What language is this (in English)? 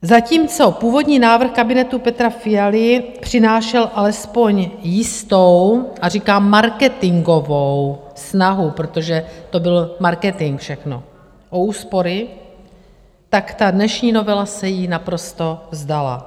Czech